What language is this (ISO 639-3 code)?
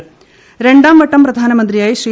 mal